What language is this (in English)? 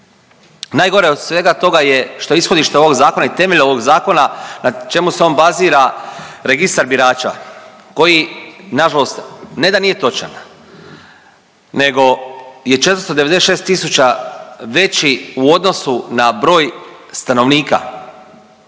Croatian